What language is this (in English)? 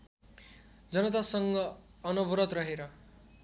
Nepali